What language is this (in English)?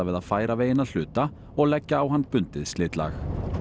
Icelandic